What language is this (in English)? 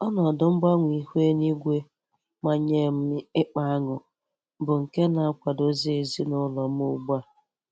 Igbo